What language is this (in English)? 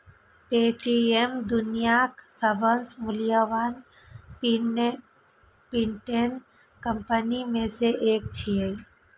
Maithili